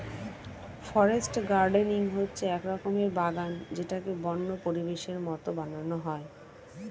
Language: Bangla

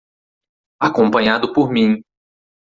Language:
Portuguese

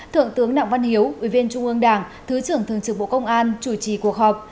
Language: Vietnamese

